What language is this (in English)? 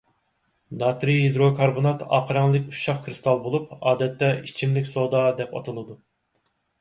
Uyghur